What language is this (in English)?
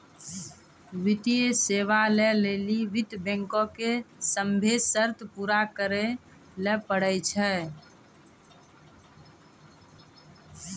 Maithili